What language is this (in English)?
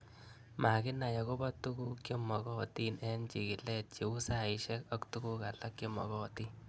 Kalenjin